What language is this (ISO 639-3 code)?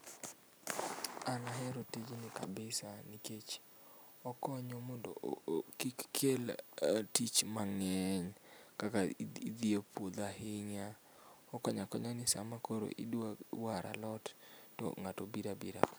luo